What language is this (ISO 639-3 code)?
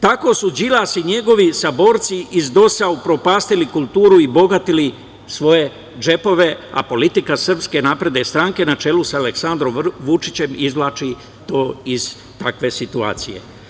srp